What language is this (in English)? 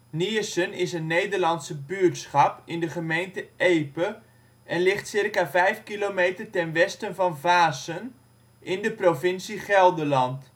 Dutch